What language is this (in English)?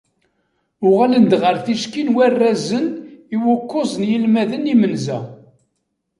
Kabyle